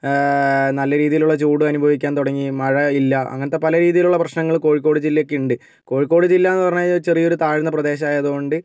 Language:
Malayalam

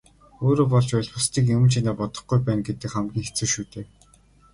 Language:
Mongolian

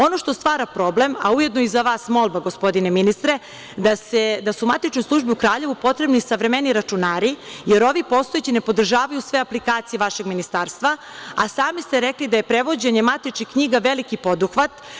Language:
Serbian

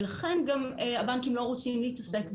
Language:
Hebrew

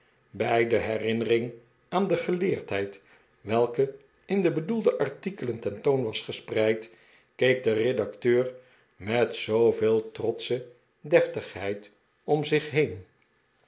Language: Dutch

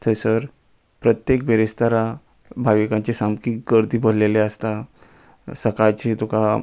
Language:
Konkani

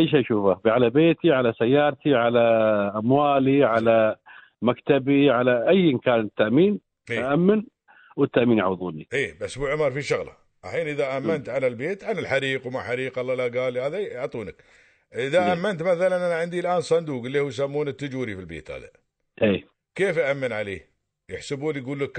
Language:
Arabic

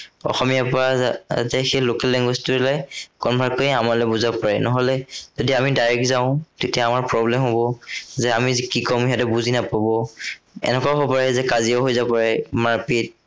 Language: Assamese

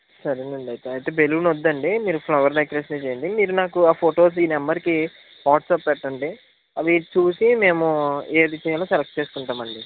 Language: Telugu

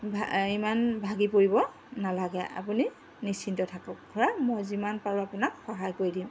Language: Assamese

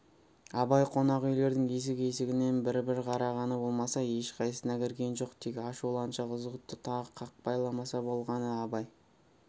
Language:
Kazakh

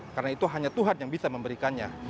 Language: Indonesian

